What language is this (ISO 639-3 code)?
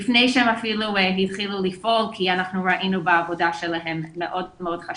heb